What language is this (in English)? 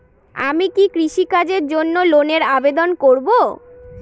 Bangla